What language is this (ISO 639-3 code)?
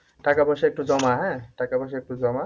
ben